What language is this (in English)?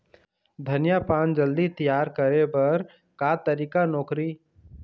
Chhattisgarhi